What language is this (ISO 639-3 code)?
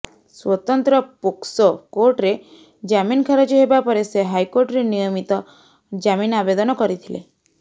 ori